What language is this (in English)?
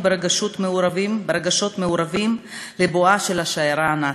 Hebrew